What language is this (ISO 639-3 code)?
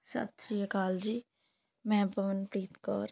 pan